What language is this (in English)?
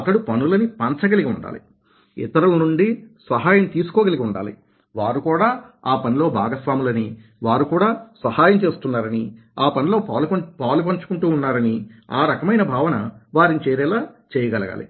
Telugu